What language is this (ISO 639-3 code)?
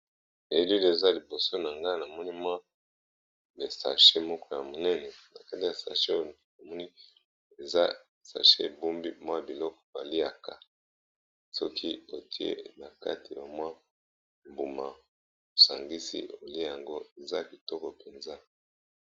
lin